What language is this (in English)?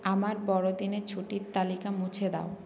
Bangla